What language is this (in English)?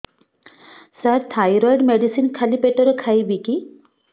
Odia